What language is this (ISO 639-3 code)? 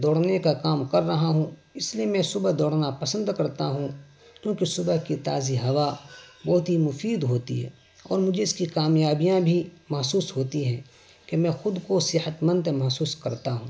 urd